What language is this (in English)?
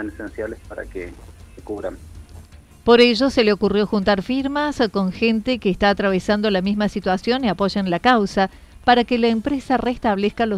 Spanish